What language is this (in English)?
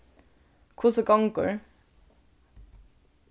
Faroese